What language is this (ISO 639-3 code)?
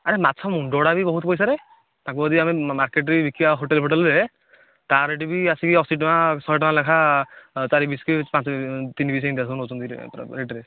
ori